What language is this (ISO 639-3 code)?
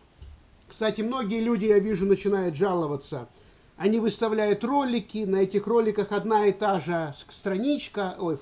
rus